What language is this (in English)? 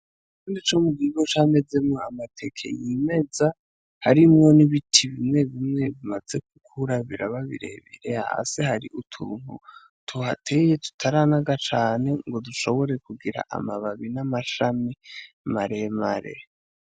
Rundi